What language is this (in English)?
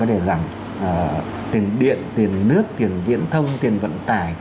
Vietnamese